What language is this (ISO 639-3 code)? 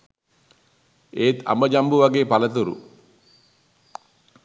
sin